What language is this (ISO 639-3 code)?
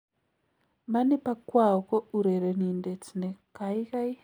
kln